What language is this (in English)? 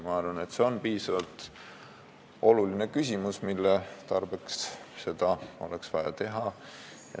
Estonian